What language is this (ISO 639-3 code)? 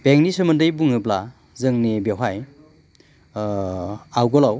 brx